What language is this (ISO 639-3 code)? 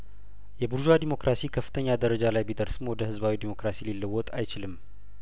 amh